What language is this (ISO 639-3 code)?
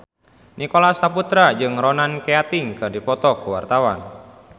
sun